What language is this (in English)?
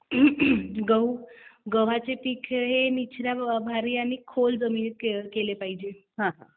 Marathi